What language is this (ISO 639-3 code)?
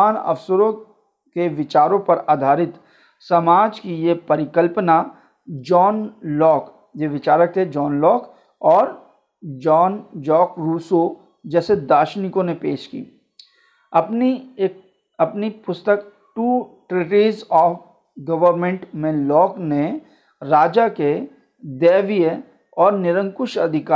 hin